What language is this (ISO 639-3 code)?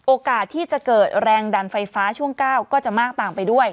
tha